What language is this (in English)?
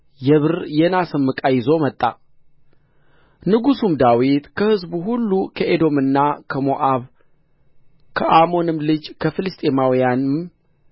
Amharic